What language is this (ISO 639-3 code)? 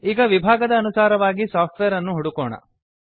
kan